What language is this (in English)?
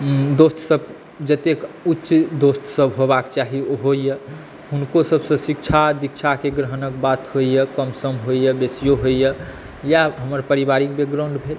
Maithili